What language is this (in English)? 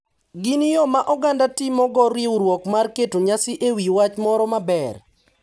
Luo (Kenya and Tanzania)